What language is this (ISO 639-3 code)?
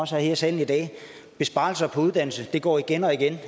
dan